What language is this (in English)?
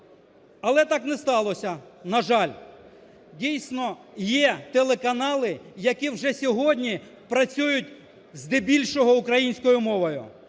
Ukrainian